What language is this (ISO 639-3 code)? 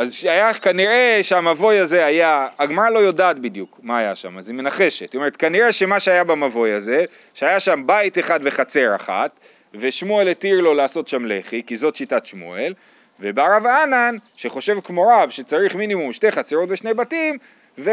heb